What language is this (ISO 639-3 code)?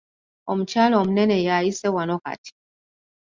lug